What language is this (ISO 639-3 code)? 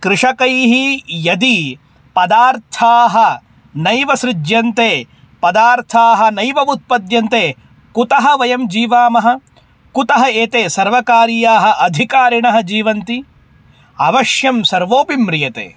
san